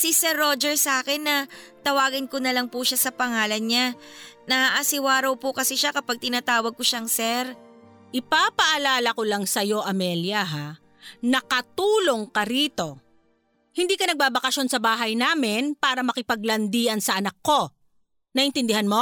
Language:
Filipino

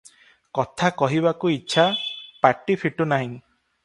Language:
Odia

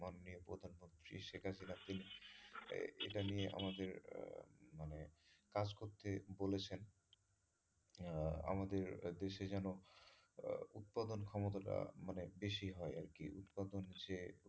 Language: Bangla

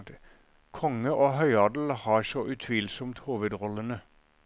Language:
Norwegian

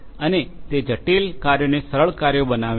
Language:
Gujarati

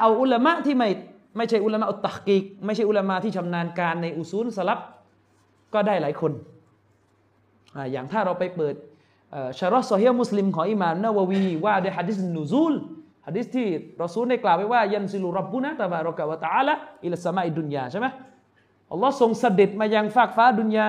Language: Thai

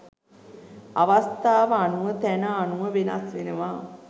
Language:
Sinhala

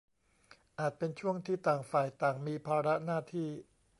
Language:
Thai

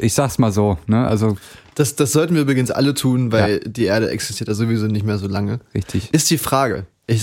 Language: German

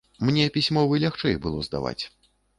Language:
Belarusian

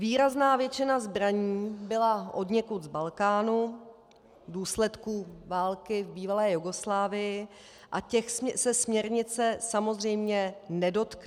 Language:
Czech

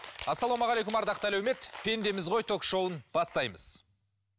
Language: Kazakh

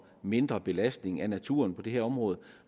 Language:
Danish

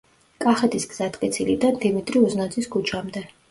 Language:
Georgian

